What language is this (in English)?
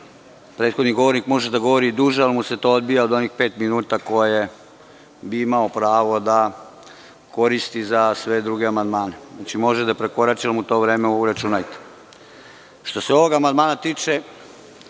Serbian